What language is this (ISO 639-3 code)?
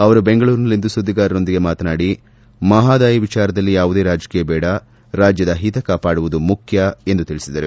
kan